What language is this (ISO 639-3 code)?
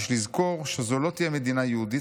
heb